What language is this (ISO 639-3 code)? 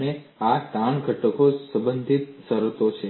guj